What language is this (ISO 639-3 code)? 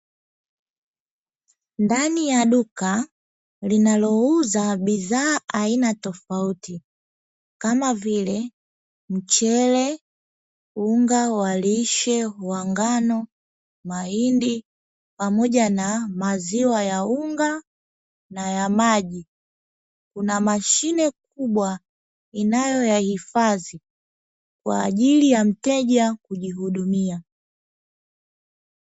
swa